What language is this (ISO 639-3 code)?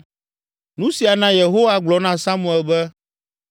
ewe